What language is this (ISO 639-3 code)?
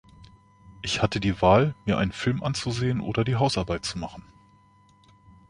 deu